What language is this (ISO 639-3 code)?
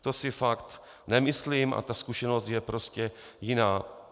ces